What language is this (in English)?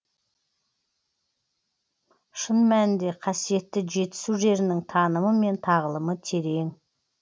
Kazakh